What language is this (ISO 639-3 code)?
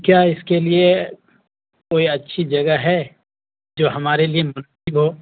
urd